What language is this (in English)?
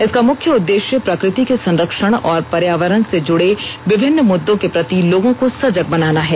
Hindi